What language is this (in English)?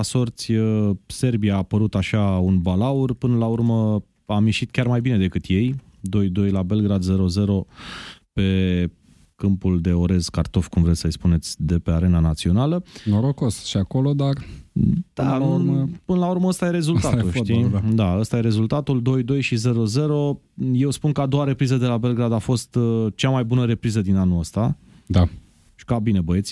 Romanian